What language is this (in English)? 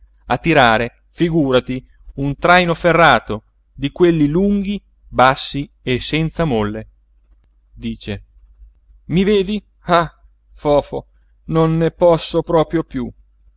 Italian